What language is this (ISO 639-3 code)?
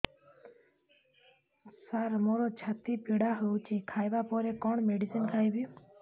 ori